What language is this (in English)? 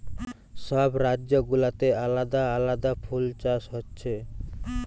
Bangla